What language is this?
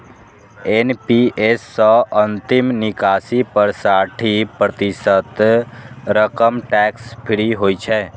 Maithili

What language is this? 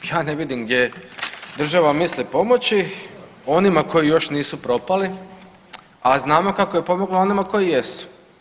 Croatian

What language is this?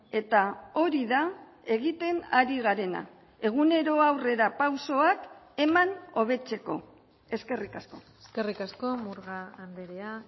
Basque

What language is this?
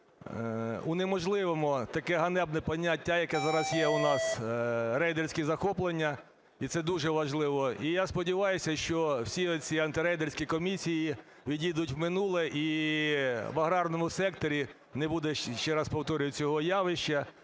Ukrainian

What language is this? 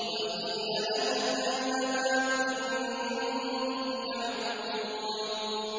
Arabic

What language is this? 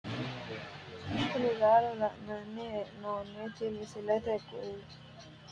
Sidamo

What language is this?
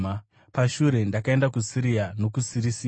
Shona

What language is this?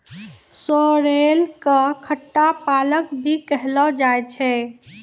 Maithili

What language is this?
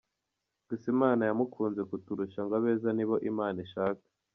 Kinyarwanda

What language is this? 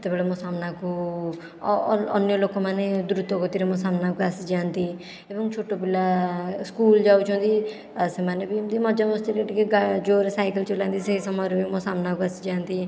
Odia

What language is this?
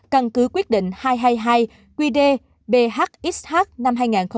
Vietnamese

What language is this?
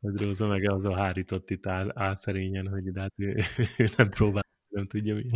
Hungarian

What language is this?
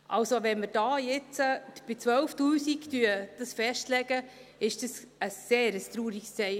Swiss German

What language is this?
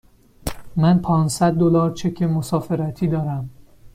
Persian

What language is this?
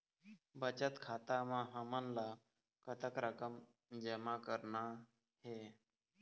Chhattisgarhi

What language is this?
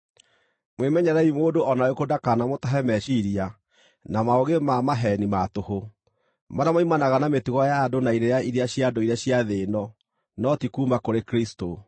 Kikuyu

